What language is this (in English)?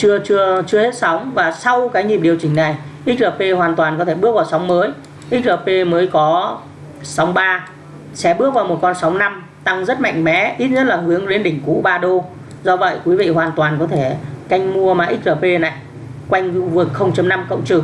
Vietnamese